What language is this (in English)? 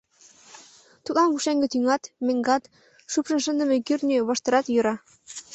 Mari